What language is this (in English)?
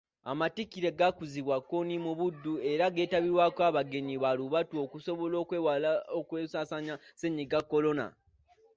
Ganda